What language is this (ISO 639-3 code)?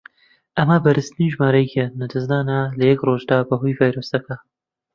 ckb